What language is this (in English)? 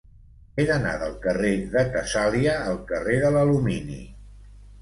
Catalan